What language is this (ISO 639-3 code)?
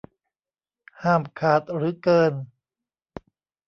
tha